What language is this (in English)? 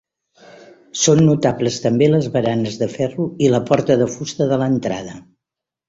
Catalan